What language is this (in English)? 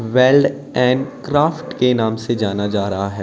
Hindi